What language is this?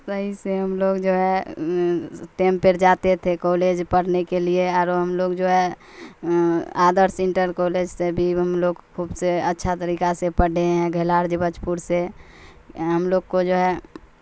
Urdu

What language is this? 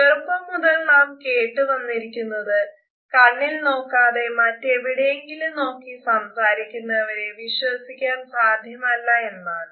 Malayalam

